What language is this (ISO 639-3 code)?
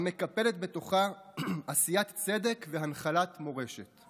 heb